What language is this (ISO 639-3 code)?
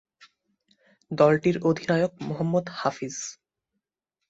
ben